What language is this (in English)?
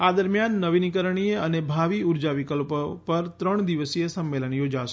Gujarati